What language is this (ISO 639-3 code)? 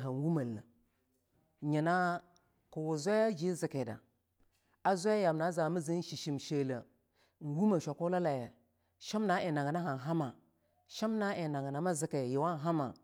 lnu